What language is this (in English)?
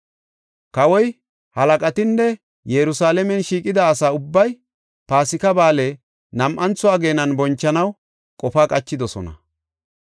Gofa